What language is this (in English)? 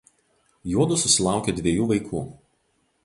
Lithuanian